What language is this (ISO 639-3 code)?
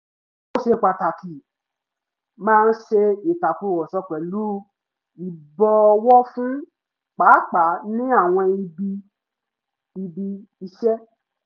yor